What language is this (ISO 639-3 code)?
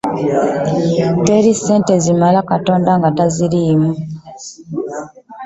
lug